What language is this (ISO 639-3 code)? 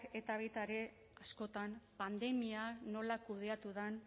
eus